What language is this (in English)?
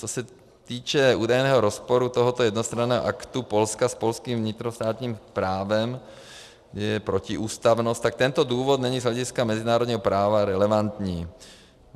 Czech